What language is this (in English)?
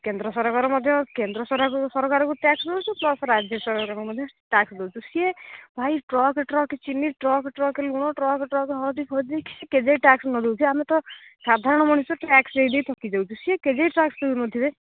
Odia